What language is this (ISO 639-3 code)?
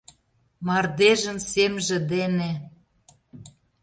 chm